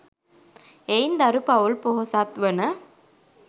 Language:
Sinhala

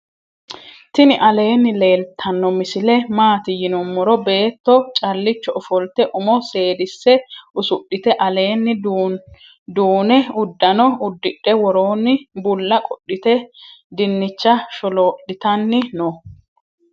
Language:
Sidamo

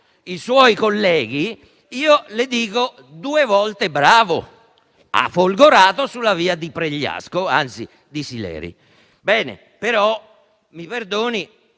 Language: Italian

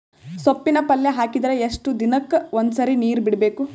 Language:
Kannada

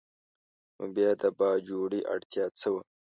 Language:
Pashto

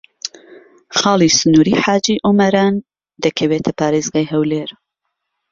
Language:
Central Kurdish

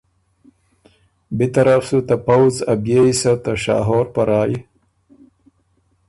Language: Ormuri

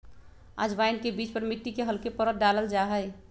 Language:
Magahi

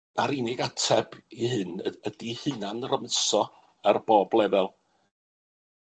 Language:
Welsh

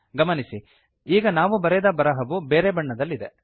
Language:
Kannada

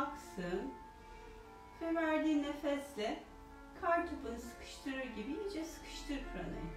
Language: Turkish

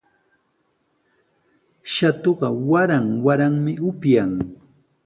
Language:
Sihuas Ancash Quechua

